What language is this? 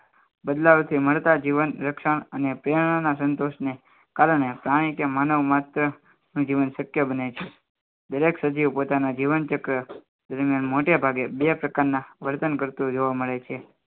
Gujarati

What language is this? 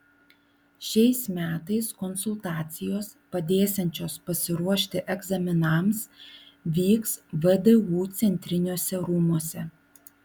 Lithuanian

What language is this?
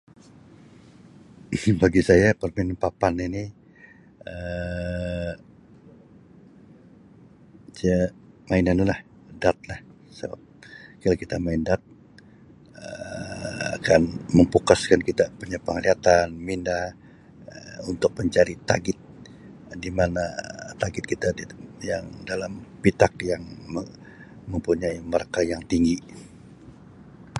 Sabah Malay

